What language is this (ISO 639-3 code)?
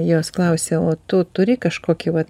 lit